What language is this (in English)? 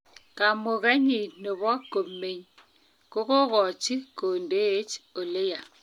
Kalenjin